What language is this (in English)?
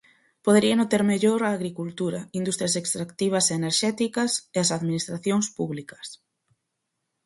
Galician